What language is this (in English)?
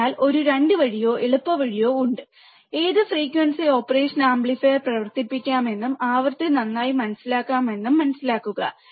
Malayalam